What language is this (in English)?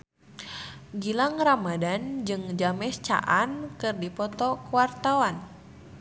Sundanese